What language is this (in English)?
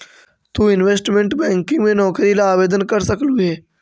Magahi